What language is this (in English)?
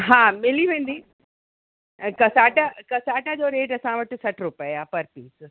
Sindhi